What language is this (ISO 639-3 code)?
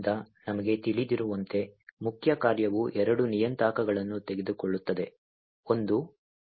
kan